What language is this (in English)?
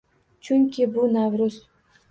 Uzbek